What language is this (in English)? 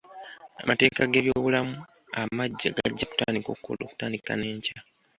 Ganda